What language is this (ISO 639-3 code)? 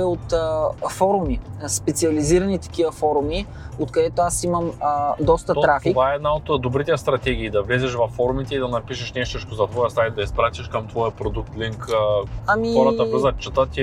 bul